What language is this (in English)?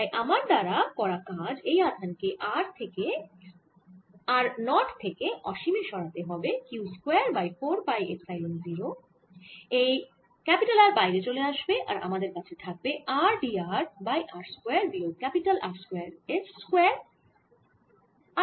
Bangla